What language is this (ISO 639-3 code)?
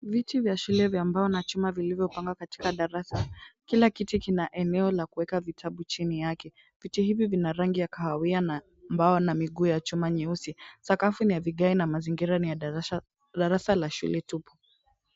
swa